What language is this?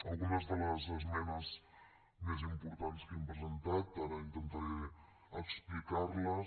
Catalan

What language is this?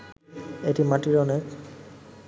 Bangla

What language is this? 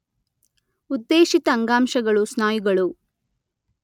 Kannada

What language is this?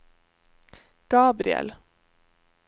Norwegian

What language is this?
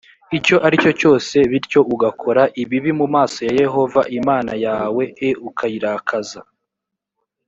Kinyarwanda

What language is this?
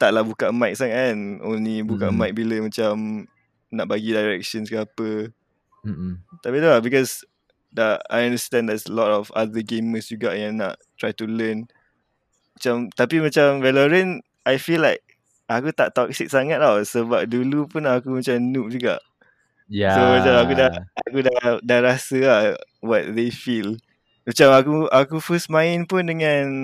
Malay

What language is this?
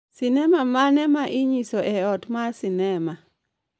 Luo (Kenya and Tanzania)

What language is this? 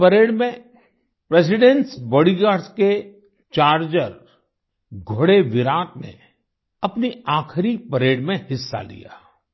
Hindi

